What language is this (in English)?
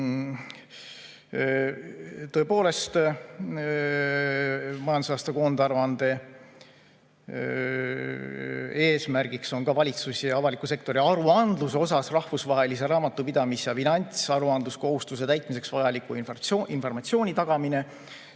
Estonian